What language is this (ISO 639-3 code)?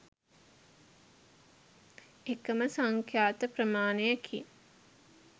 sin